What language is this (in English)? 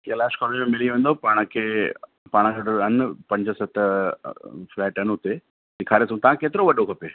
Sindhi